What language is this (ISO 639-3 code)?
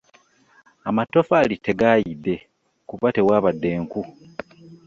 lug